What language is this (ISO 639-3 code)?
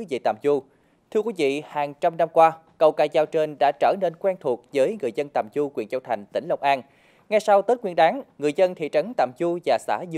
vie